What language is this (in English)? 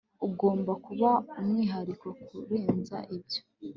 Kinyarwanda